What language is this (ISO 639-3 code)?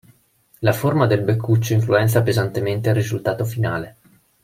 ita